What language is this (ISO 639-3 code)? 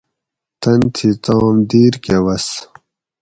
gwc